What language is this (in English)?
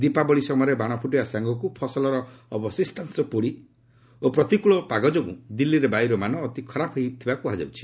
Odia